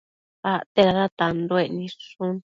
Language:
Matsés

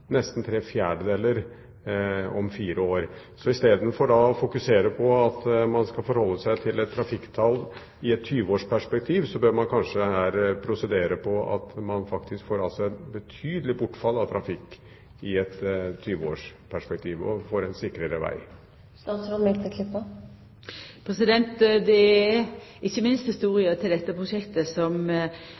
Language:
Norwegian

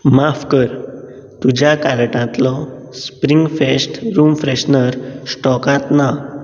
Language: Konkani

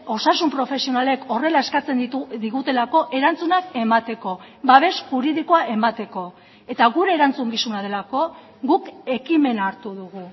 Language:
Basque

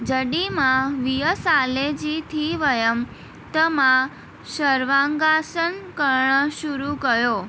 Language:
Sindhi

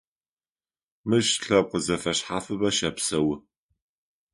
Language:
Adyghe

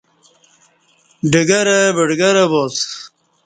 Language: Kati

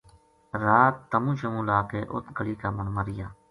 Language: Gujari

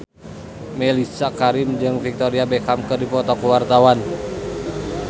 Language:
Sundanese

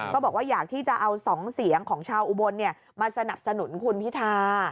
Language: Thai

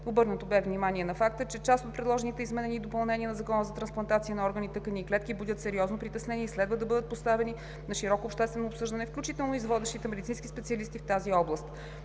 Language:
Bulgarian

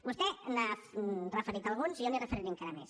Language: Catalan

